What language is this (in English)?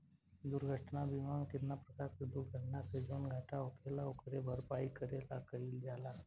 Bhojpuri